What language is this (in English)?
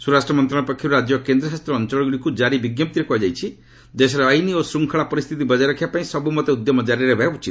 Odia